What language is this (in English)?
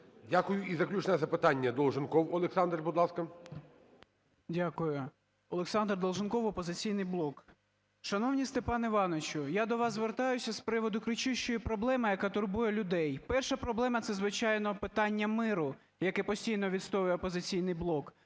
Ukrainian